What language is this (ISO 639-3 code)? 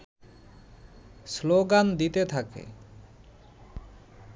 ben